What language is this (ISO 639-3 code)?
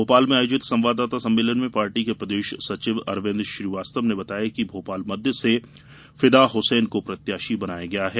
hin